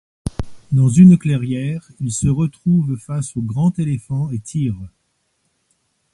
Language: French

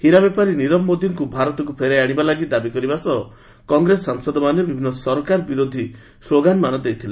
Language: Odia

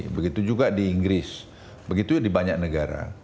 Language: Indonesian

